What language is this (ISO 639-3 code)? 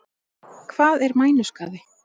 isl